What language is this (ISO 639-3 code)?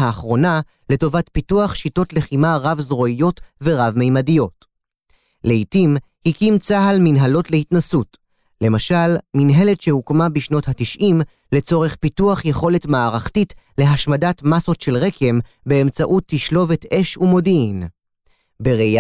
heb